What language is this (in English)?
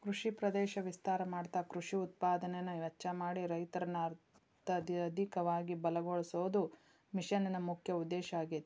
Kannada